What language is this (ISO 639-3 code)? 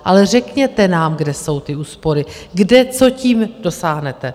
ces